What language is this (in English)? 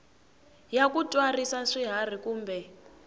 Tsonga